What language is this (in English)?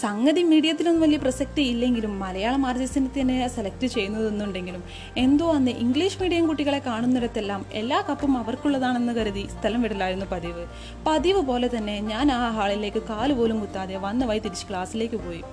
Malayalam